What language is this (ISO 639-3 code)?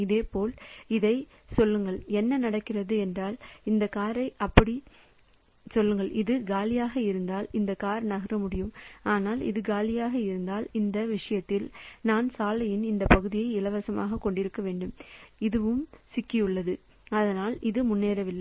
tam